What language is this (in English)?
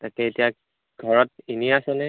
Assamese